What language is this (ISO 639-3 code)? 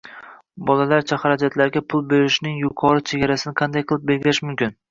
uzb